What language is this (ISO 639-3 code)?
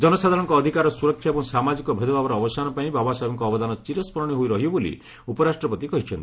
ori